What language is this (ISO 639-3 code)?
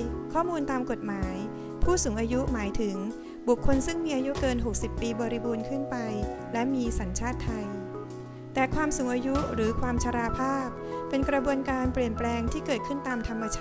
tha